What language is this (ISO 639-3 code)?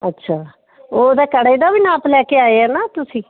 pan